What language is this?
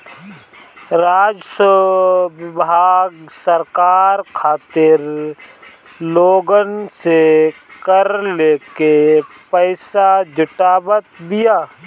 Bhojpuri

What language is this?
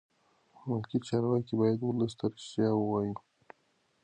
Pashto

